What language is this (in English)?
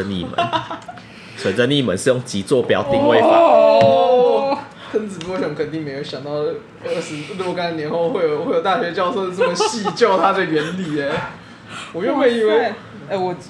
Chinese